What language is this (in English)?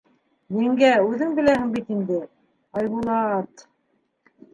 Bashkir